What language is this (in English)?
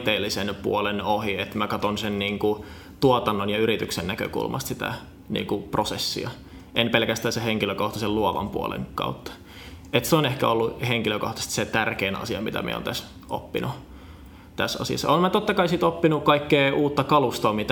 Finnish